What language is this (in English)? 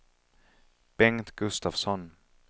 Swedish